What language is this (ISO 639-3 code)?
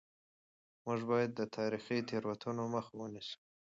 pus